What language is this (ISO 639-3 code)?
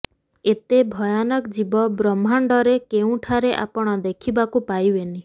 ori